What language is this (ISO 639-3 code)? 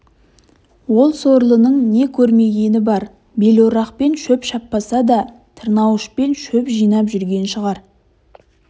kaz